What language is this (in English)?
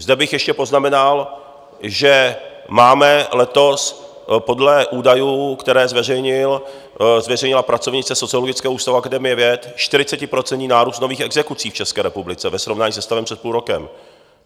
Czech